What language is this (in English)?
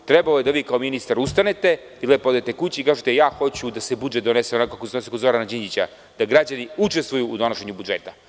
Serbian